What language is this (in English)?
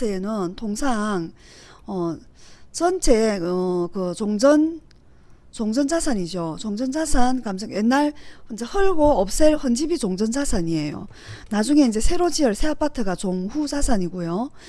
Korean